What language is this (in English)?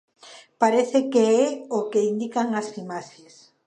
Galician